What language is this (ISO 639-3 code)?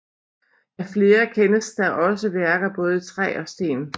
dan